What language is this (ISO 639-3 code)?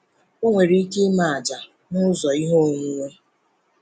ibo